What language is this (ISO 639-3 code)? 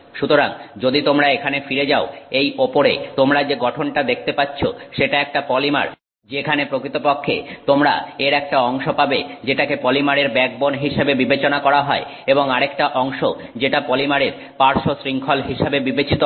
ben